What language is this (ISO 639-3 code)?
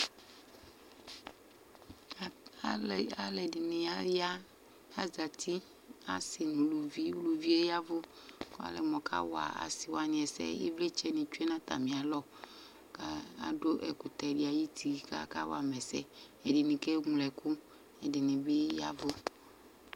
kpo